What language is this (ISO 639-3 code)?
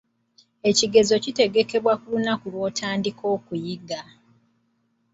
lug